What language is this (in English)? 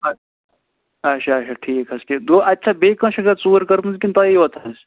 Kashmiri